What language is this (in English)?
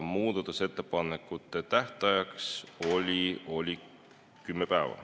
Estonian